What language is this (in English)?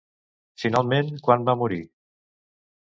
Catalan